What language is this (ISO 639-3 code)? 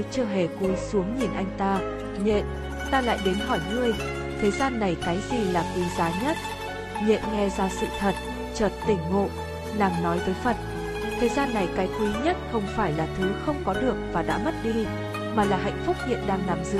vie